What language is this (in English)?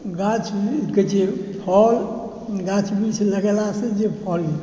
Maithili